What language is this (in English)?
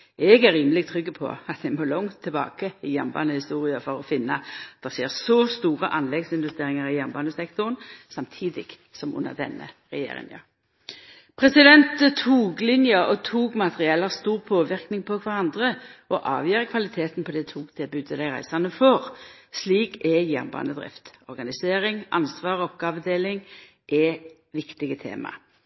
Norwegian Nynorsk